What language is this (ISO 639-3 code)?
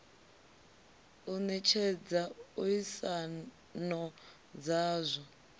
ven